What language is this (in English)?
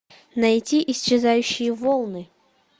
Russian